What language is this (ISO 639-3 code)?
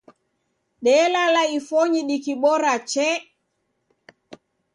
dav